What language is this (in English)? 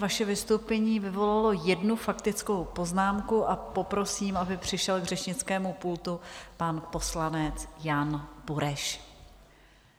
Czech